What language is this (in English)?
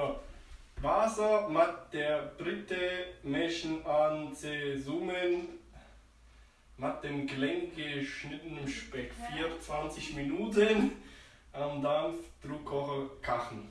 German